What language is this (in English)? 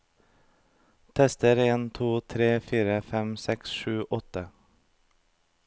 Norwegian